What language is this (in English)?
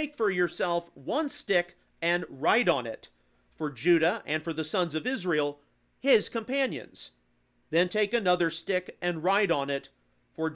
English